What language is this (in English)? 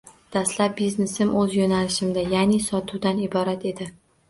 Uzbek